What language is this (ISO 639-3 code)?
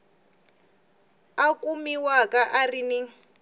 tso